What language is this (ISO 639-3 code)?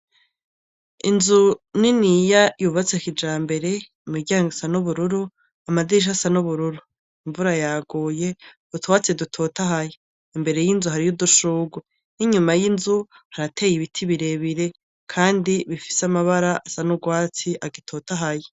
run